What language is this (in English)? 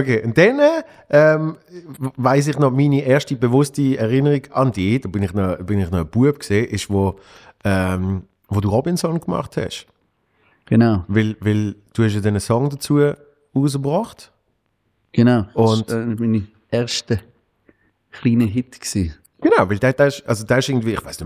German